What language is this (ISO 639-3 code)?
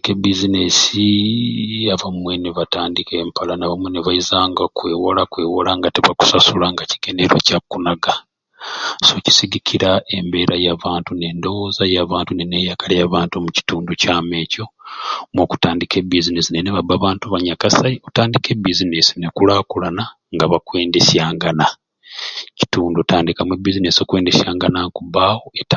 ruc